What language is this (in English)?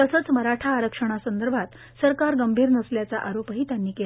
Marathi